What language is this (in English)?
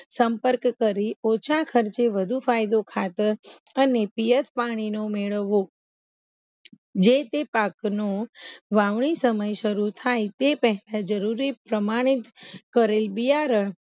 Gujarati